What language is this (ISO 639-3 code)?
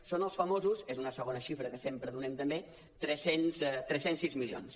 cat